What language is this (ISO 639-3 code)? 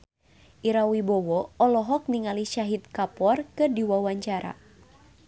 sun